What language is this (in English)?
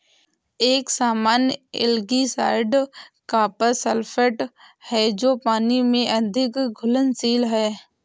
Hindi